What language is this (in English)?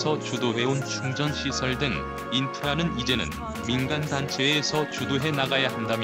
Korean